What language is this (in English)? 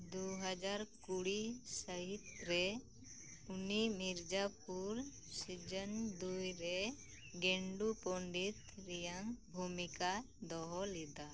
Santali